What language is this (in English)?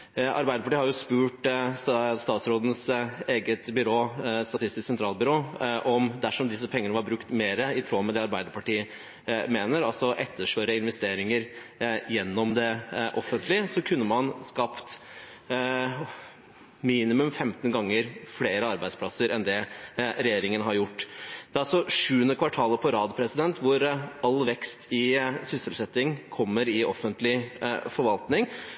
Norwegian Bokmål